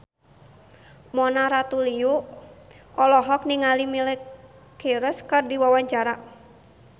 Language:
Sundanese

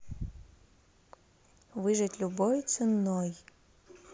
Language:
Russian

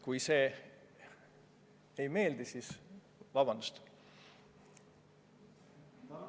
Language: Estonian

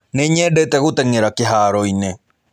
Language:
Kikuyu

